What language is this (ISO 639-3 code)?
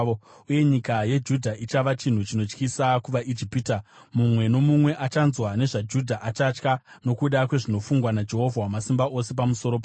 sna